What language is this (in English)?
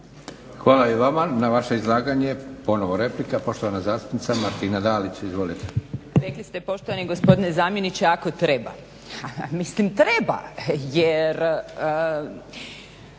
Croatian